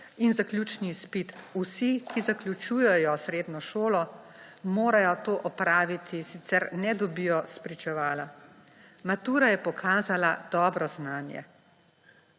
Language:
Slovenian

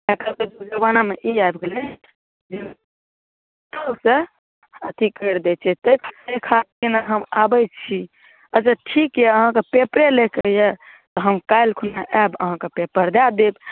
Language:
Maithili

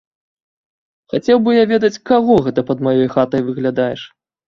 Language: Belarusian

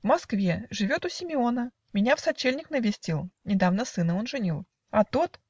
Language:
Russian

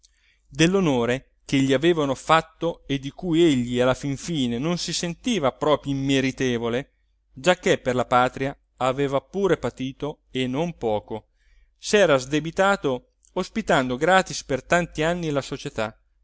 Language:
Italian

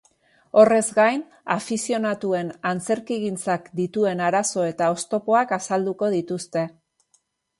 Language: Basque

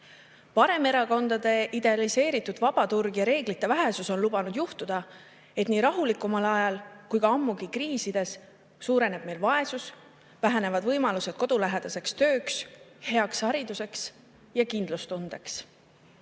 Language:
Estonian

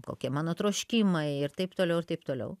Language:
Lithuanian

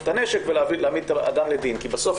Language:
Hebrew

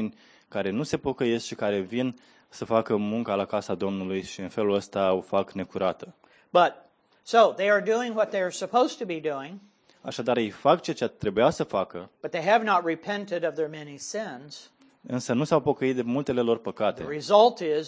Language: Romanian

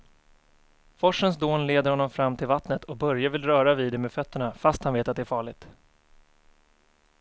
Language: Swedish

